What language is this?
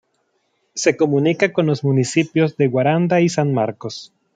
Spanish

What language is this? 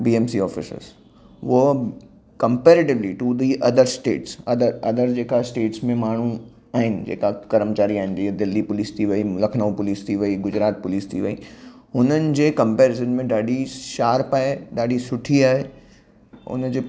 Sindhi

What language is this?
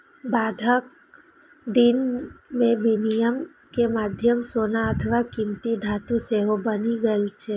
Maithili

